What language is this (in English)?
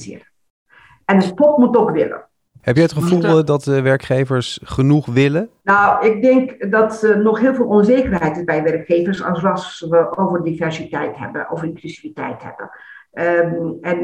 Dutch